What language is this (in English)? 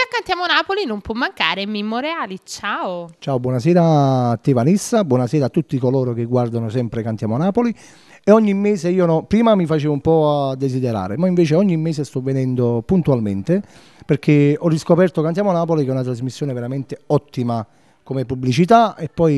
Italian